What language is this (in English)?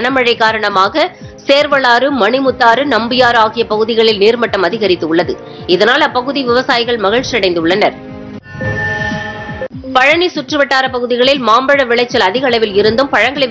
Hindi